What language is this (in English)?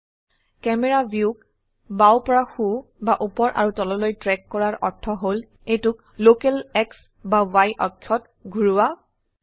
Assamese